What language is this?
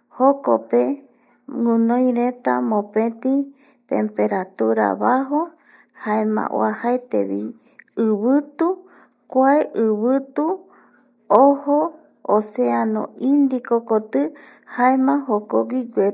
Eastern Bolivian Guaraní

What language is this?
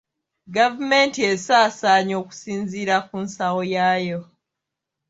Ganda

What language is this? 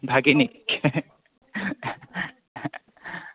Assamese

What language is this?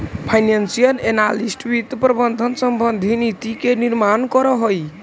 Magahi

